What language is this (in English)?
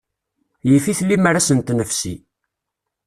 Kabyle